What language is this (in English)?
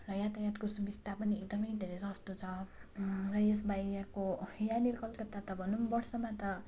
Nepali